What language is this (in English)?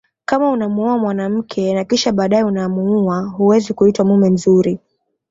Swahili